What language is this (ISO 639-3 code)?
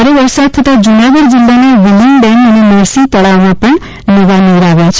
guj